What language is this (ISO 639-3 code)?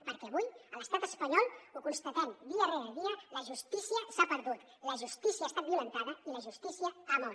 cat